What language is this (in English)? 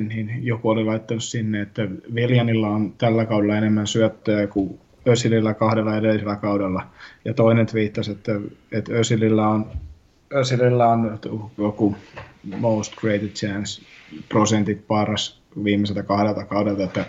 Finnish